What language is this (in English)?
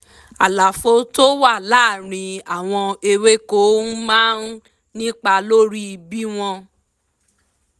Yoruba